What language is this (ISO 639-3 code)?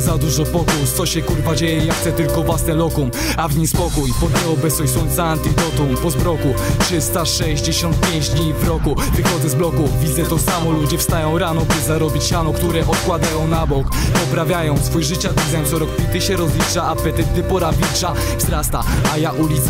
pol